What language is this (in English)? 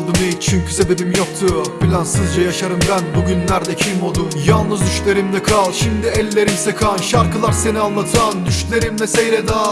Turkish